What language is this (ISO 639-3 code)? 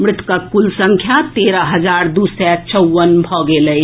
mai